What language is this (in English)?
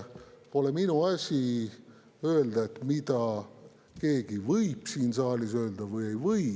Estonian